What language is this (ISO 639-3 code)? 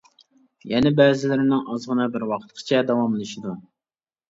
uig